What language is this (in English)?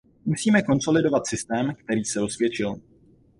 Czech